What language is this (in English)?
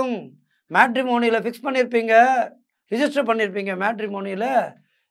Tamil